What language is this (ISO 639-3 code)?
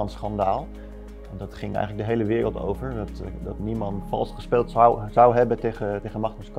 nld